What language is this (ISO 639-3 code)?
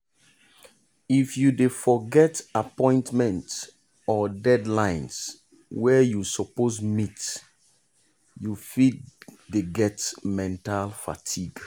pcm